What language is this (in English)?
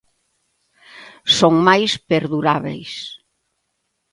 Galician